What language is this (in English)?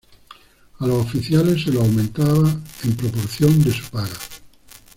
Spanish